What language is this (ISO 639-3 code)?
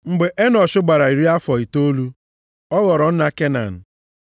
ibo